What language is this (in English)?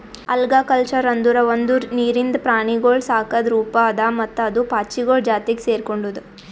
Kannada